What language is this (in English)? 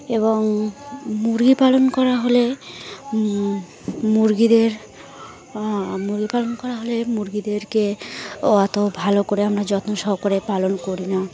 Bangla